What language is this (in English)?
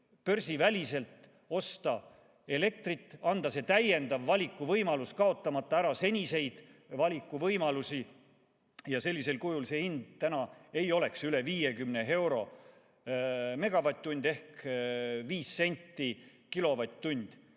Estonian